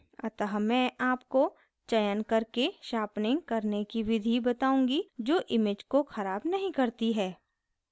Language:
Hindi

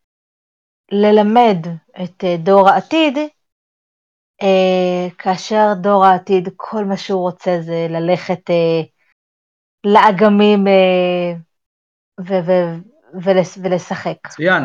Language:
Hebrew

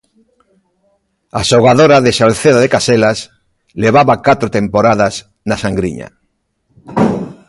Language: Galician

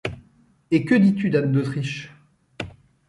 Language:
French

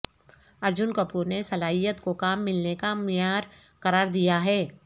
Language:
Urdu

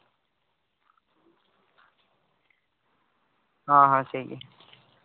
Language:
Santali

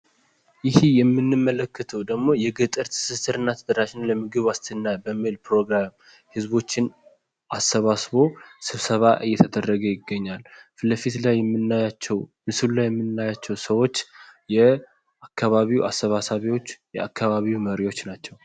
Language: Amharic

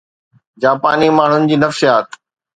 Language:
Sindhi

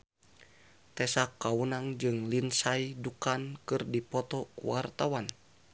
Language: Sundanese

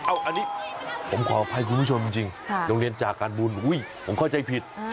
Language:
Thai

